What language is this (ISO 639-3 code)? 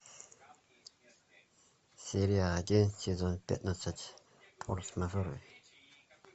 rus